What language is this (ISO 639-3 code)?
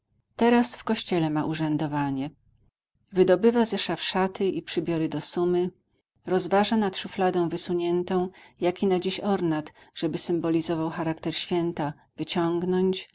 pol